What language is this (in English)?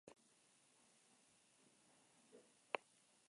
Basque